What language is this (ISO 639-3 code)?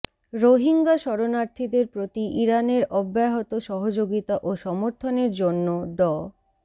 ben